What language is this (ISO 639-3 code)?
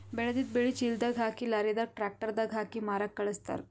kan